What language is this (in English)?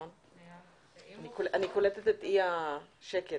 Hebrew